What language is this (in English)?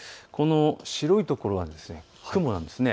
Japanese